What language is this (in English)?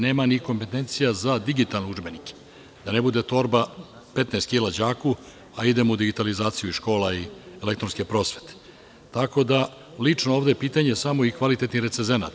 Serbian